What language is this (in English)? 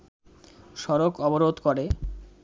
Bangla